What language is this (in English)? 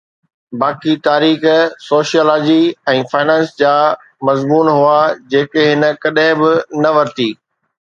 Sindhi